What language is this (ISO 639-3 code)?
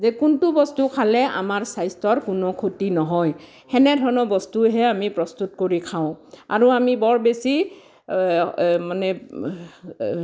asm